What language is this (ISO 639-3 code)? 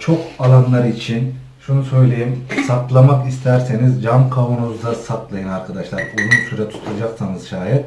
tur